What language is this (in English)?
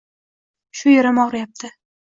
Uzbek